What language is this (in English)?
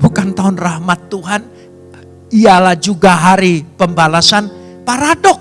Indonesian